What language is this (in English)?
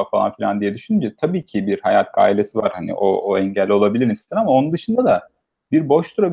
Turkish